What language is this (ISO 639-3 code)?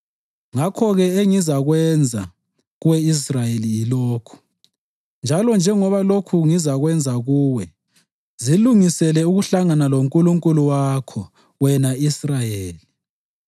nde